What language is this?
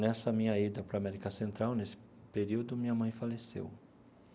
Portuguese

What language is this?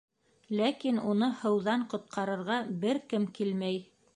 Bashkir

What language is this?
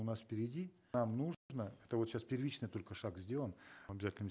Kazakh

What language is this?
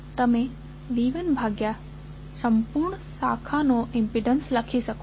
Gujarati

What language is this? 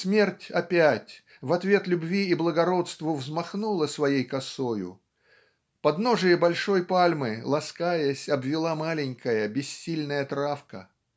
Russian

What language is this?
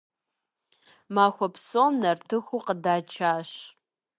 Kabardian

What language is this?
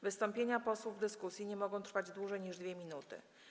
Polish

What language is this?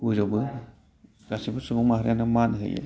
Bodo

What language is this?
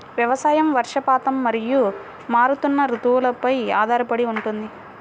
Telugu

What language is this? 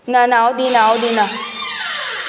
Konkani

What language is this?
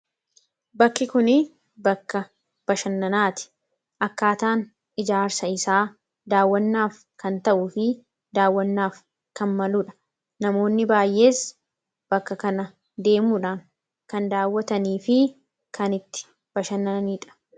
Oromo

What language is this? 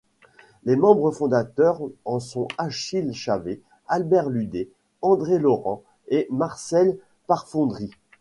French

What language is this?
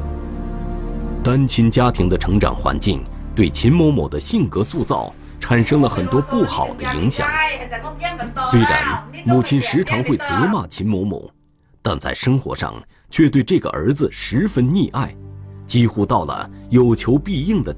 Chinese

